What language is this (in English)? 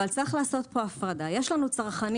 Hebrew